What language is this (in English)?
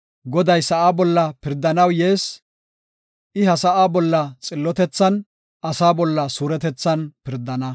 Gofa